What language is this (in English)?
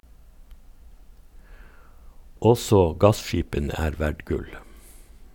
Norwegian